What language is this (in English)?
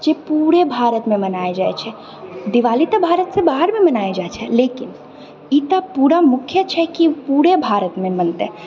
Maithili